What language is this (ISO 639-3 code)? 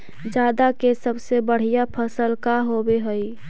mag